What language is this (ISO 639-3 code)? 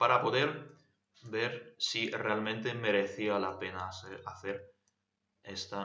spa